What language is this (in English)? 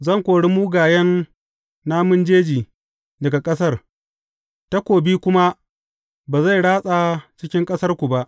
Hausa